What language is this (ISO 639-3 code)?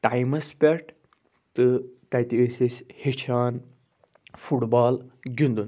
kas